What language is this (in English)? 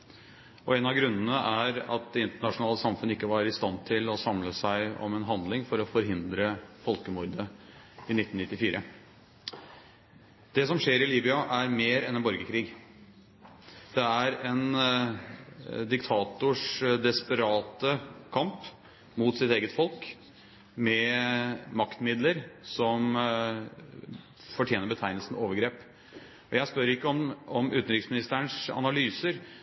Norwegian Bokmål